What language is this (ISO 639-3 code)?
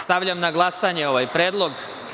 srp